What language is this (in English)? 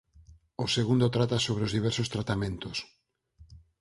Galician